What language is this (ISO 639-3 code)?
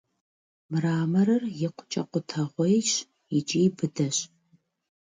kbd